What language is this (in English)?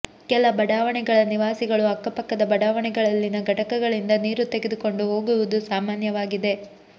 Kannada